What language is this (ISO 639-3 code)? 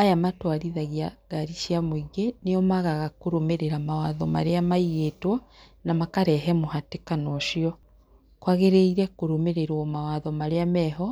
kik